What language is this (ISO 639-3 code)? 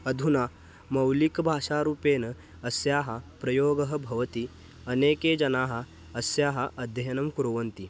san